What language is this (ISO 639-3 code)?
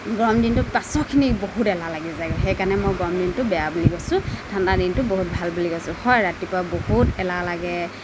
asm